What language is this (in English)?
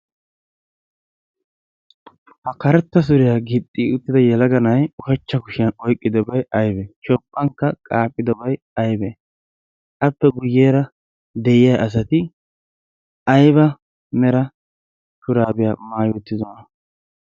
Wolaytta